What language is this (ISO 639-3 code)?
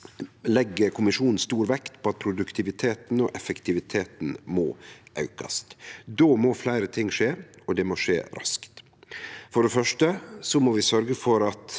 nor